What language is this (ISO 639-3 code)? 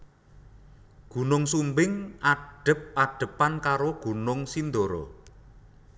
jav